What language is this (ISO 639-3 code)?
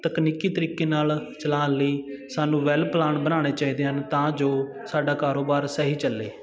pan